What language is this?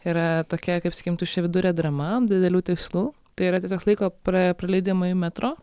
Lithuanian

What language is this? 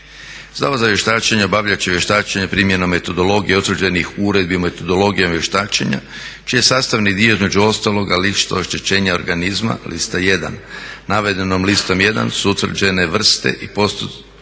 Croatian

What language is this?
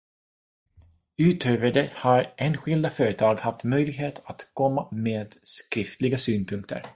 Swedish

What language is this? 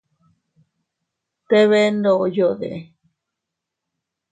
Teutila Cuicatec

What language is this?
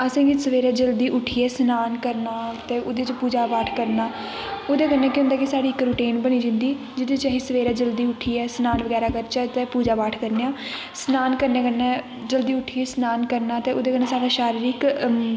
Dogri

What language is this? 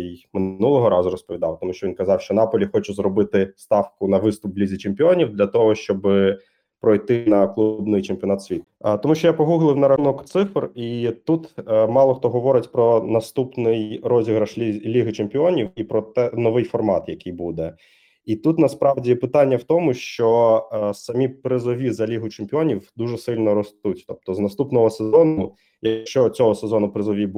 Ukrainian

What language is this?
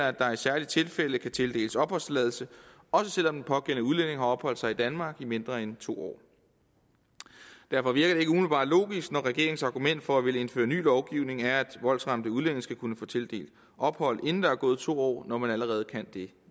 Danish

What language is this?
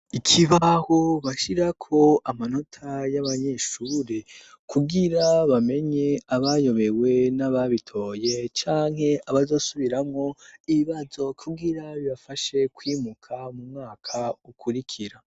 Rundi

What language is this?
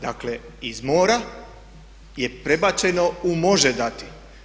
Croatian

